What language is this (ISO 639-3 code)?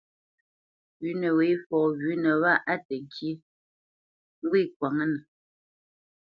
bce